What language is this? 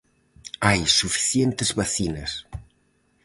Galician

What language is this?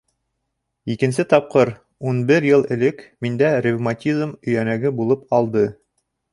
Bashkir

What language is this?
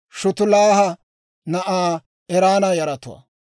Dawro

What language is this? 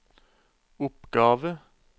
Norwegian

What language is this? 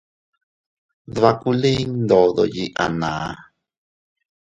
Teutila Cuicatec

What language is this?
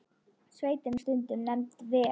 Icelandic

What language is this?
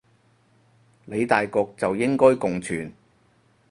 Cantonese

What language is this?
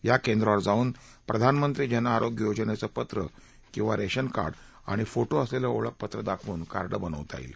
Marathi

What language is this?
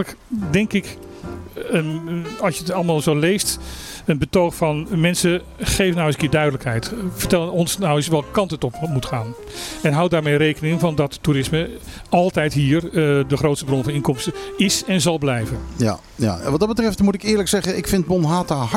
Dutch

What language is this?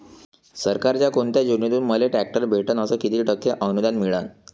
Marathi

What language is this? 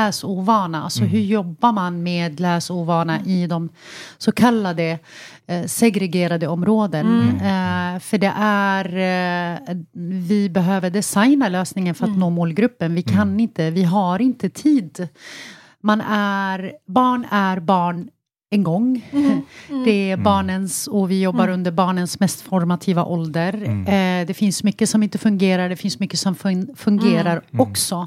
Swedish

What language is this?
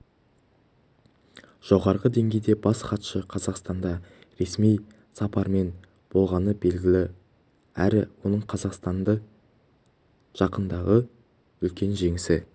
Kazakh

